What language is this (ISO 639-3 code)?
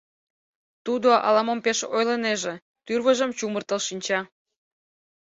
chm